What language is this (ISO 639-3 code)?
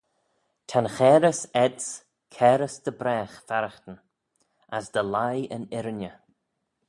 glv